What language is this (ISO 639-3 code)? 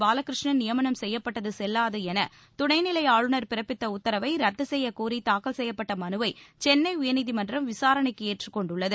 tam